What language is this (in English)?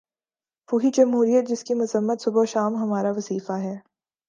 Urdu